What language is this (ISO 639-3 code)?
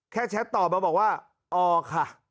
tha